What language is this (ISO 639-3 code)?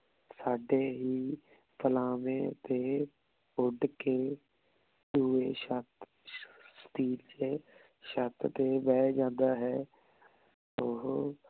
pan